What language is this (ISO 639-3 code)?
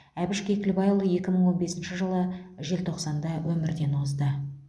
kaz